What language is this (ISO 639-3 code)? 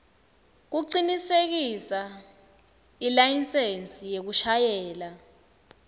ssw